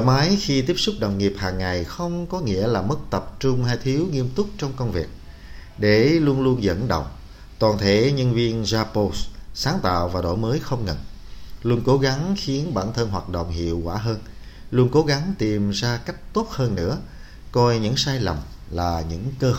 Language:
Vietnamese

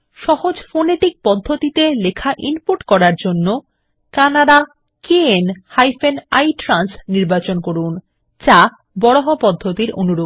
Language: Bangla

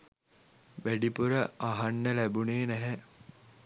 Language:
Sinhala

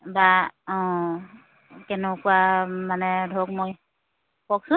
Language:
Assamese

